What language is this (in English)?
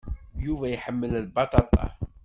Kabyle